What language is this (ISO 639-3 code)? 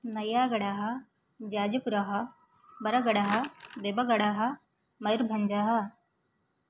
san